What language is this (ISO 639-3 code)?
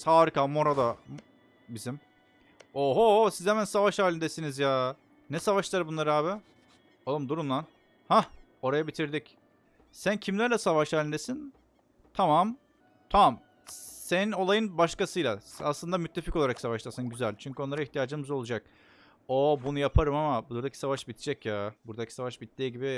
tur